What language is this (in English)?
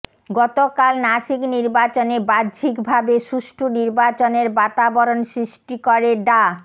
Bangla